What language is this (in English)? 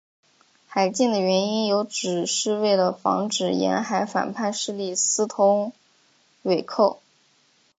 Chinese